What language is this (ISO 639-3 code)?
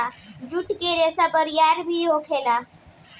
bho